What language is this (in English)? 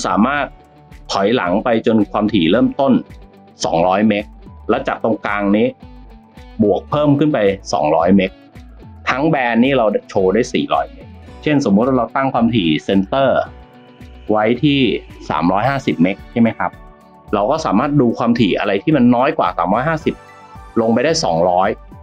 Thai